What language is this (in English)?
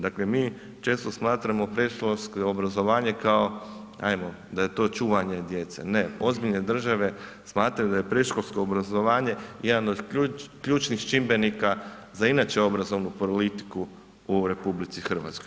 Croatian